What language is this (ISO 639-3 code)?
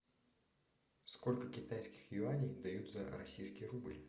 rus